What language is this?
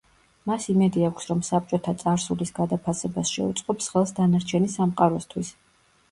Georgian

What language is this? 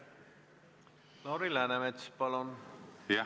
Estonian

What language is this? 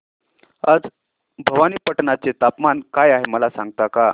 Marathi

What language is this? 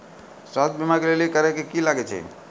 Maithili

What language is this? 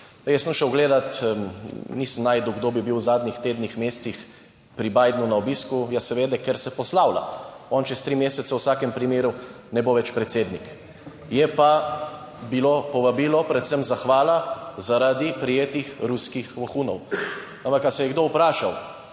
Slovenian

